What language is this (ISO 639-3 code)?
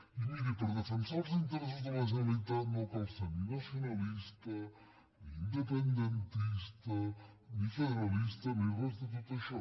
cat